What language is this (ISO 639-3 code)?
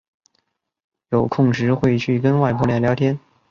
zho